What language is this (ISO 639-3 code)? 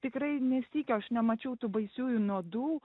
lit